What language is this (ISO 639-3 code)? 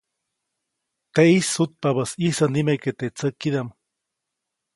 zoc